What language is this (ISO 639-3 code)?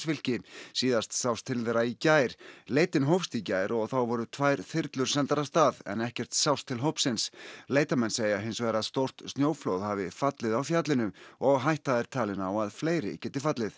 isl